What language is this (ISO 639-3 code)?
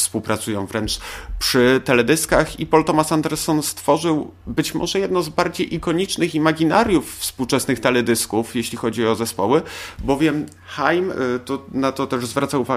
pol